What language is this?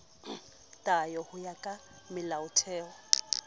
Southern Sotho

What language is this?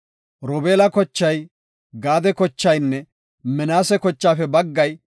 Gofa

